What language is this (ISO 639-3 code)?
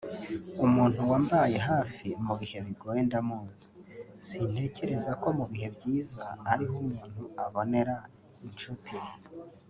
kin